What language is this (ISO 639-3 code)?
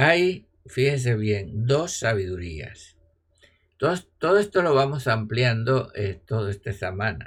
spa